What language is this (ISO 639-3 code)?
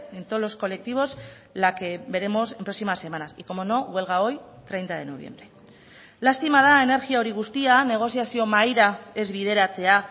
spa